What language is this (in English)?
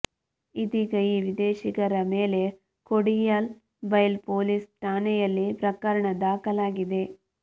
Kannada